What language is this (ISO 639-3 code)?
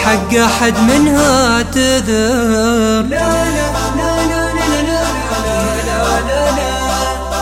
ara